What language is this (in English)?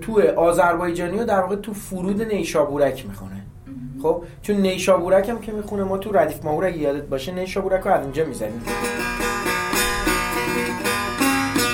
Persian